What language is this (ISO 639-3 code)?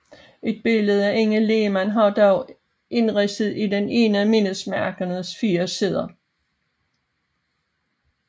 dan